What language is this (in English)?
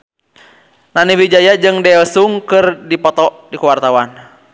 Sundanese